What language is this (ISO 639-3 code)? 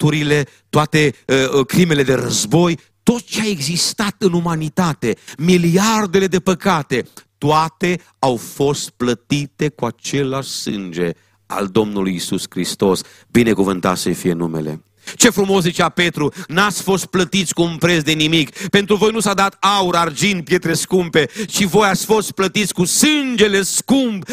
ron